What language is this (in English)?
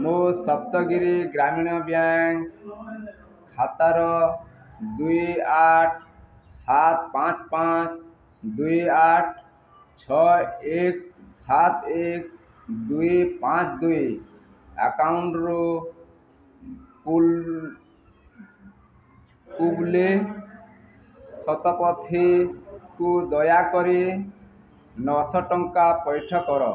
Odia